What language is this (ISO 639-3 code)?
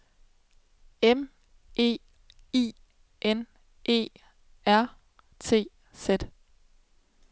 dan